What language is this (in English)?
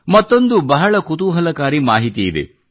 Kannada